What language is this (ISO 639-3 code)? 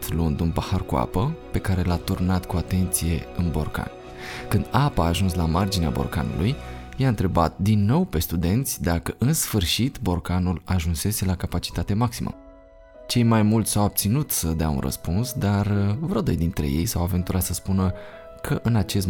ron